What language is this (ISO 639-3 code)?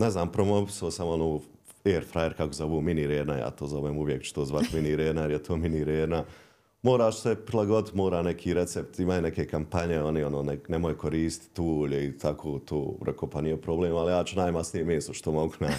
hrv